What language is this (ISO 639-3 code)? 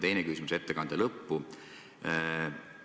est